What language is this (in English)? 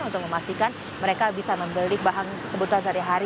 Indonesian